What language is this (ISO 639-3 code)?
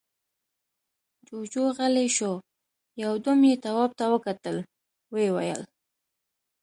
pus